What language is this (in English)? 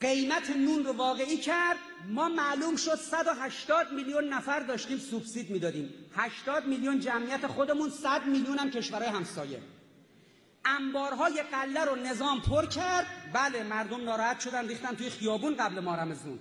Persian